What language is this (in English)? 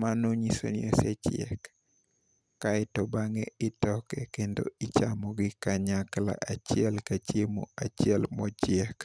Luo (Kenya and Tanzania)